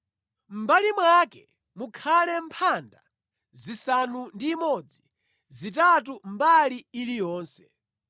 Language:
Nyanja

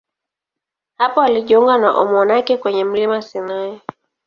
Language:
Swahili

